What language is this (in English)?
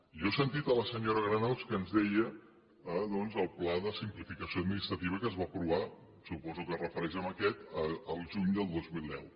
Catalan